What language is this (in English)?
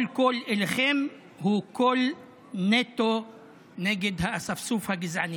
Hebrew